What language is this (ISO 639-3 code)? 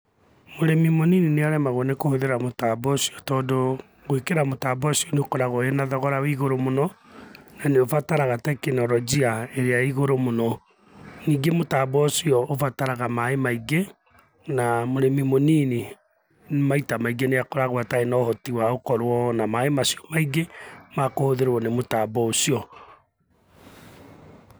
kik